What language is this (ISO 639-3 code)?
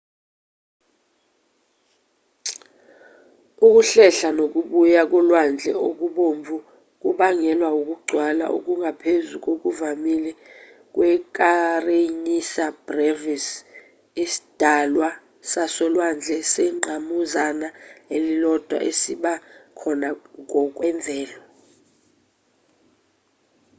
zul